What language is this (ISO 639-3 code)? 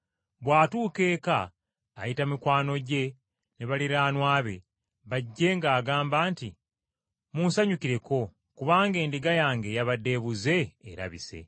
lug